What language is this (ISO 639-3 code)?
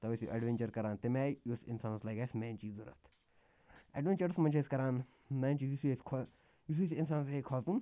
kas